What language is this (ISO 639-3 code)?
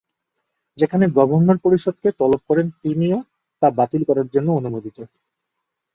ben